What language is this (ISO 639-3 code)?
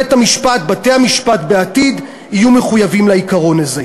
heb